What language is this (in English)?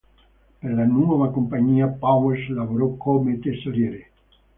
Italian